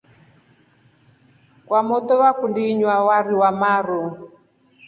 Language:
Rombo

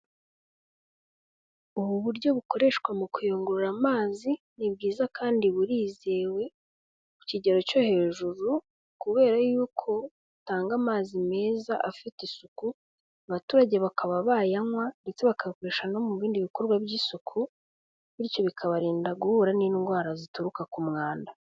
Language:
Kinyarwanda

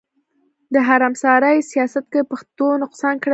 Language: Pashto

